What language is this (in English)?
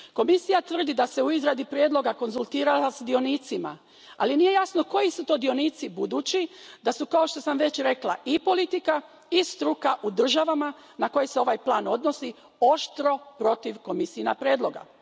Croatian